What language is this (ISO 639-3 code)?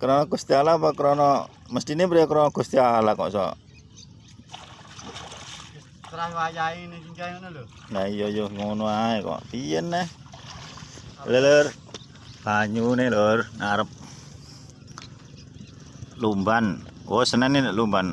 ind